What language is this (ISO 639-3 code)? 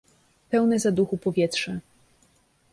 pol